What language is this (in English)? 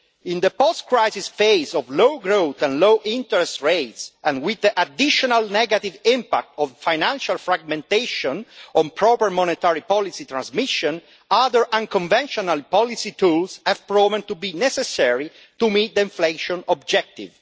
English